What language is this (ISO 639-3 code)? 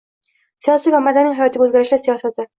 uzb